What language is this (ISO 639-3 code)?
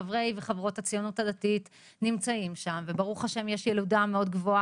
heb